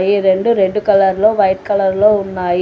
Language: Telugu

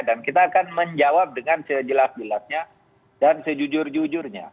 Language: Indonesian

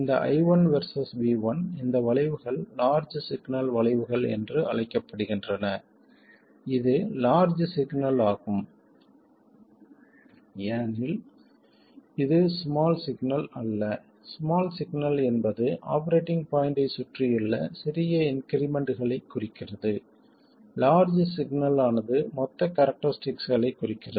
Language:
Tamil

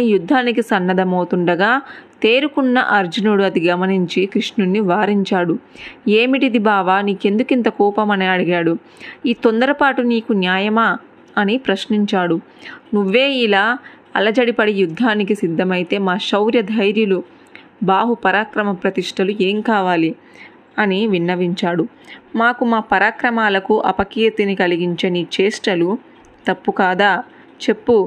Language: Telugu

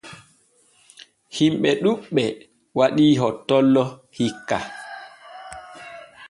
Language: Borgu Fulfulde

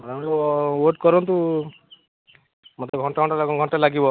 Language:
Odia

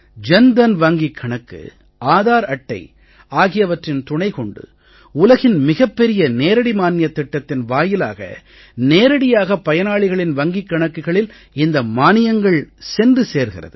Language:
Tamil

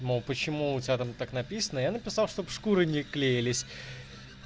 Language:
Russian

